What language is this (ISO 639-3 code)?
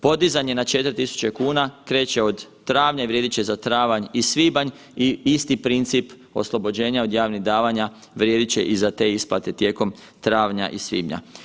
hrv